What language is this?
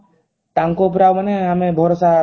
Odia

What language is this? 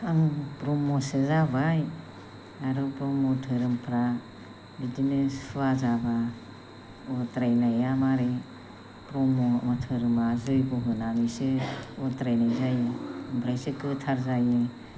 Bodo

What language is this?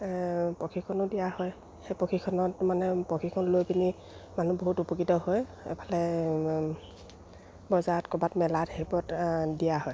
Assamese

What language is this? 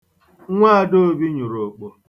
Igbo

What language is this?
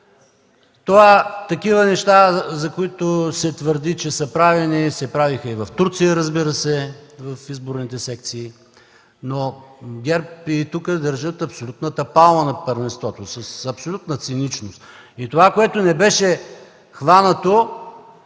Bulgarian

